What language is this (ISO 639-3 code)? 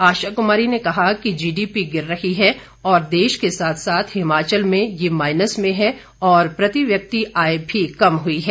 hin